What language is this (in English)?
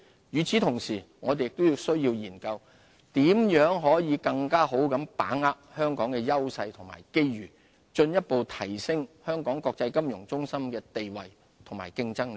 Cantonese